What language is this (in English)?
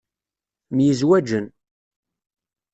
Kabyle